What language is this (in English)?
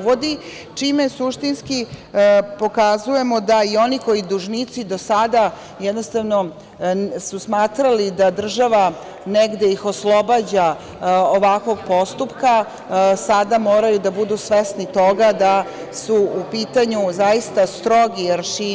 Serbian